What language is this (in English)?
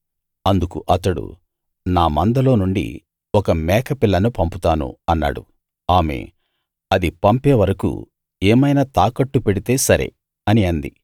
Telugu